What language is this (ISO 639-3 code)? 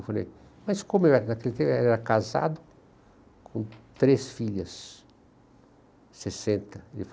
por